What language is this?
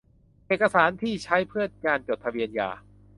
Thai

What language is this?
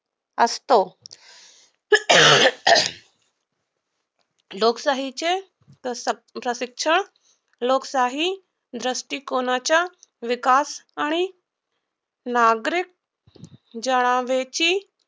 Marathi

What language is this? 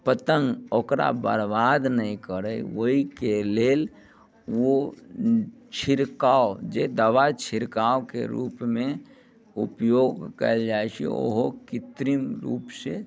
Maithili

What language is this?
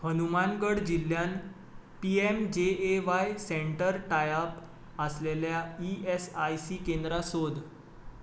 Konkani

